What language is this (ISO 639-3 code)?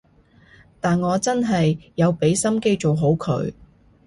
yue